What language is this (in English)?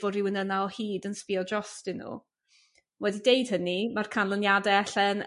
Welsh